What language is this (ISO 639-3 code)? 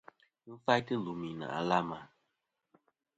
bkm